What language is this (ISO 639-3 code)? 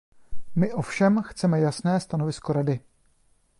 ces